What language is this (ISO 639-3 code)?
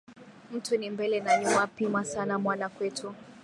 swa